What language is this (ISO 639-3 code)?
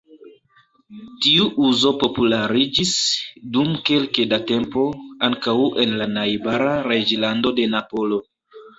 epo